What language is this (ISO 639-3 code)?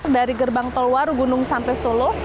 ind